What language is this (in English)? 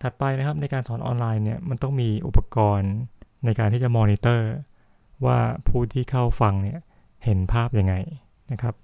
Thai